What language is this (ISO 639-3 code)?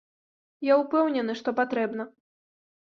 bel